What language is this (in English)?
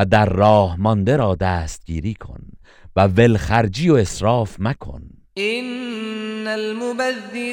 Persian